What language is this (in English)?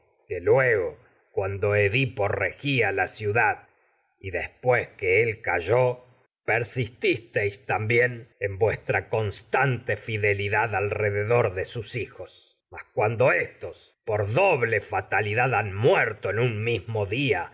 Spanish